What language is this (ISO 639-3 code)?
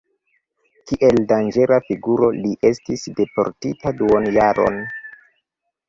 epo